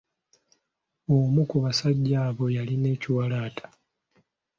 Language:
Ganda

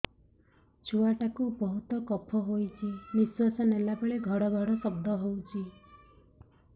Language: Odia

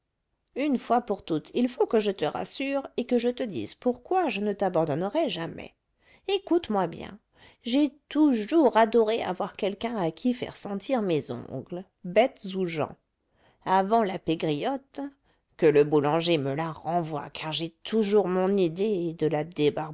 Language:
French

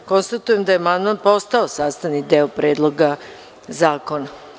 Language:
Serbian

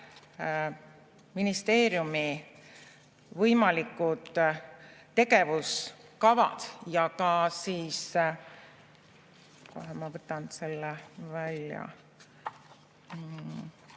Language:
Estonian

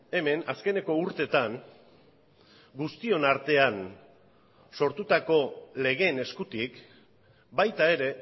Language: Basque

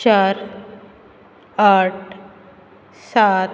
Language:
Konkani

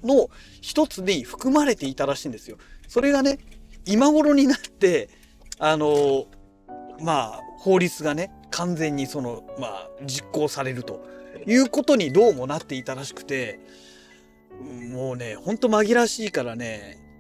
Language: Japanese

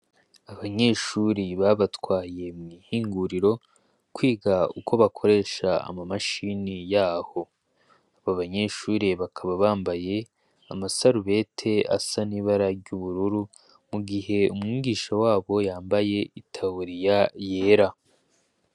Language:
Rundi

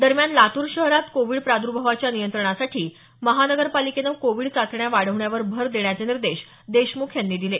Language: Marathi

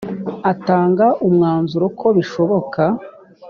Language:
Kinyarwanda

